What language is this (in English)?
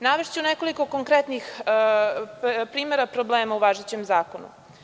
Serbian